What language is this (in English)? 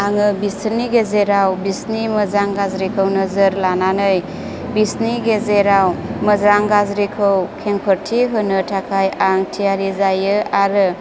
Bodo